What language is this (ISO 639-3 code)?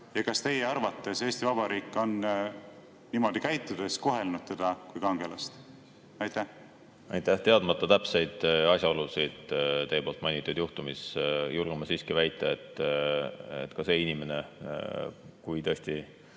est